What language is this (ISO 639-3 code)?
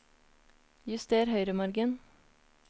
nor